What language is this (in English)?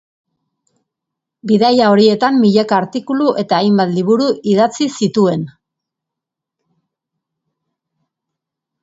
Basque